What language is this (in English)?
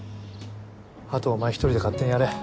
Japanese